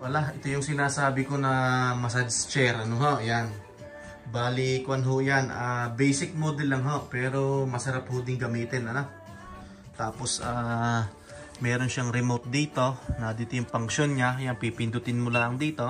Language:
Filipino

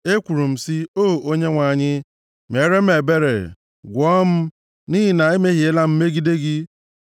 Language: Igbo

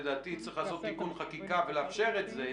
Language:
Hebrew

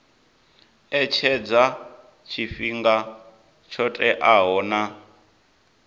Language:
Venda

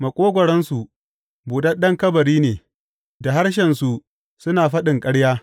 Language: Hausa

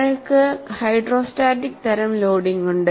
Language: Malayalam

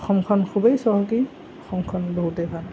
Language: Assamese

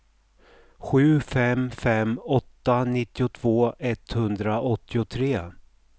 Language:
Swedish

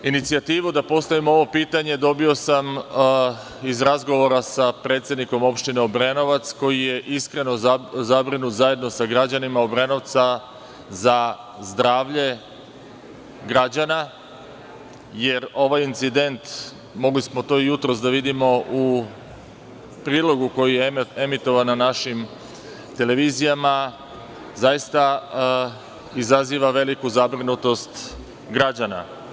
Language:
Serbian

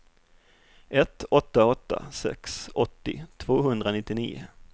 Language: Swedish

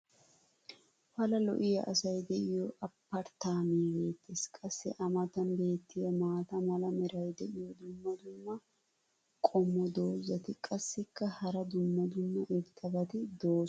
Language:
Wolaytta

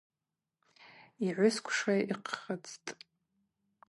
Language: Abaza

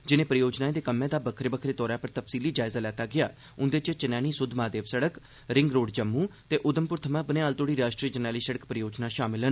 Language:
Dogri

